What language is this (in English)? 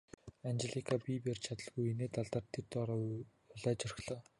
Mongolian